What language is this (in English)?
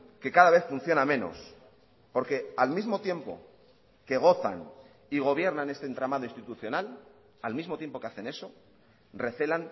Spanish